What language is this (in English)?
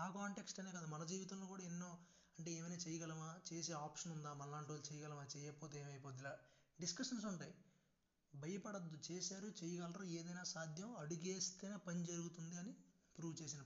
Telugu